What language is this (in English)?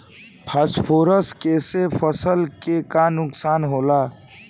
Bhojpuri